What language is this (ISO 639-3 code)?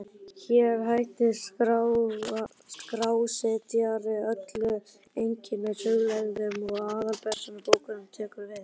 isl